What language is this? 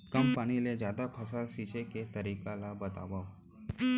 Chhattisgarhi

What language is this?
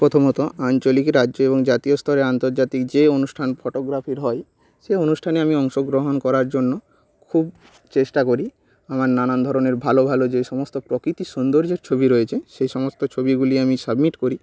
Bangla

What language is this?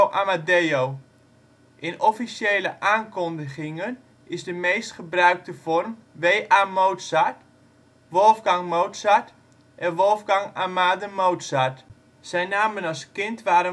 Dutch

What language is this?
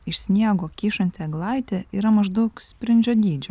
Lithuanian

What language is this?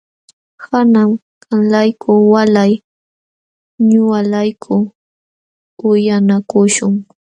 Jauja Wanca Quechua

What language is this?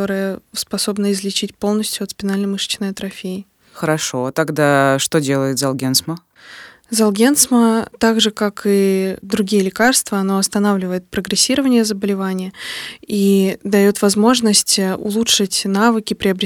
Russian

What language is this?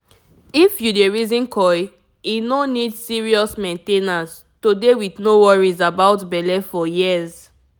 Nigerian Pidgin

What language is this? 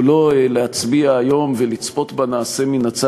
Hebrew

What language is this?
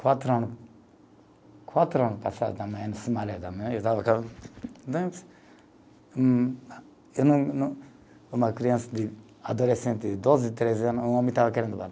Portuguese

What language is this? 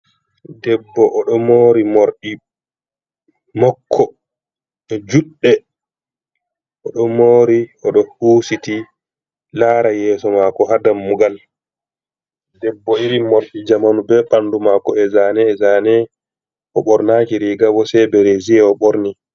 Fula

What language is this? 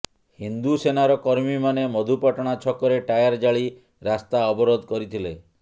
Odia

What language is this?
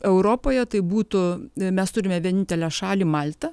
Lithuanian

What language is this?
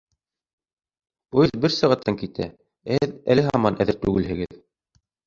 Bashkir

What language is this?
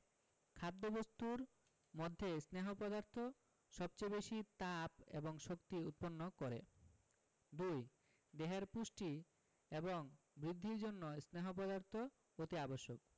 Bangla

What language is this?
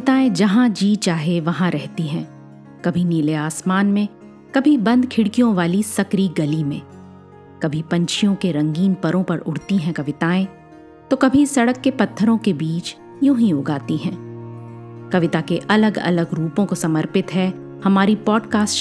Hindi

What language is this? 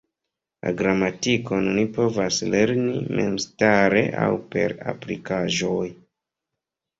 Esperanto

